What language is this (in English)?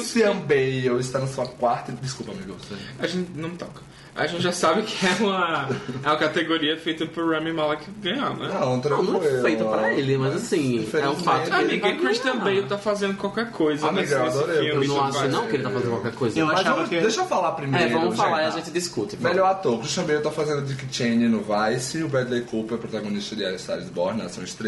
Portuguese